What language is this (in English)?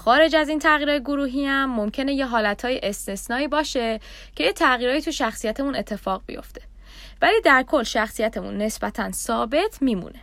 Persian